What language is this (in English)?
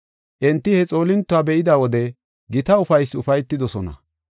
Gofa